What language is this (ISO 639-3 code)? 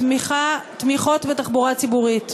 heb